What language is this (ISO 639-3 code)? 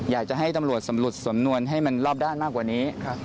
tha